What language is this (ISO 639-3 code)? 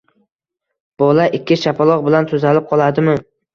uzb